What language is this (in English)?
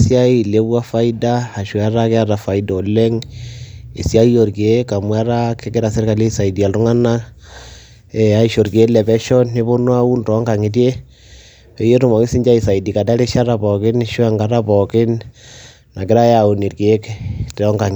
Masai